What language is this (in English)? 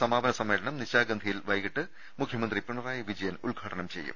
Malayalam